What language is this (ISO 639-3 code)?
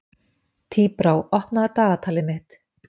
isl